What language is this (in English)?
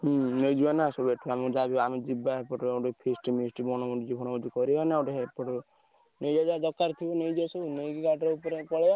Odia